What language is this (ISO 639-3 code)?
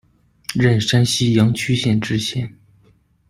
zho